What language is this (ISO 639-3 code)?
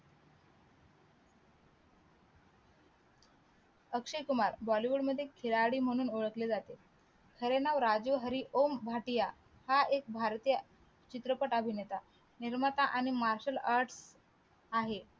mar